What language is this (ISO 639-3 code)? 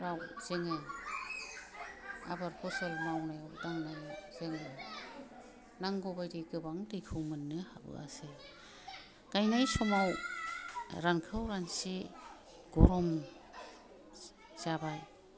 brx